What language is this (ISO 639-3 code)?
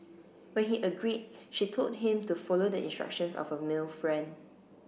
eng